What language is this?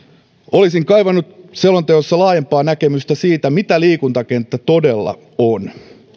Finnish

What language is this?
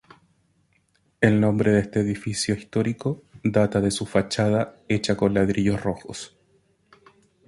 Spanish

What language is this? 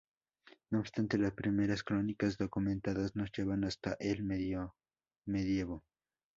Spanish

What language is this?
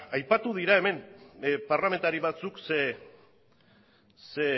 Basque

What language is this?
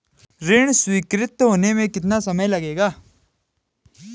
Hindi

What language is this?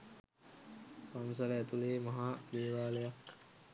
Sinhala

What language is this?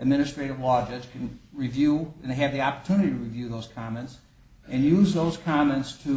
English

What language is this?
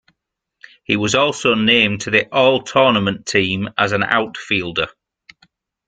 English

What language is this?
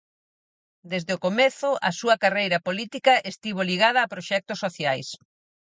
Galician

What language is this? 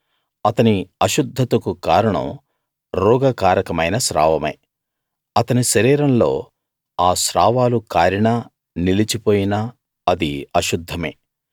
Telugu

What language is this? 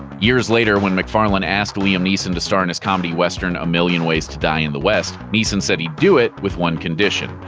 English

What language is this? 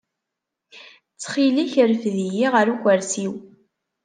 Kabyle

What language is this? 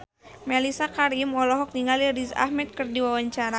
Sundanese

